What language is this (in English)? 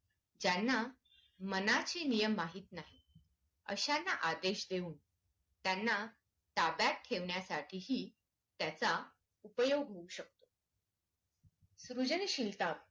Marathi